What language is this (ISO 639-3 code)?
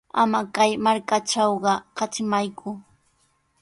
qws